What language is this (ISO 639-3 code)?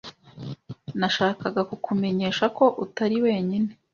kin